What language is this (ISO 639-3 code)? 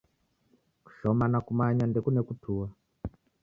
dav